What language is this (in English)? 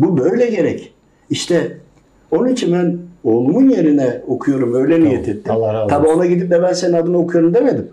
Turkish